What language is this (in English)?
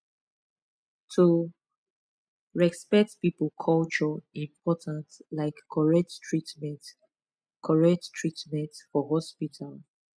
Nigerian Pidgin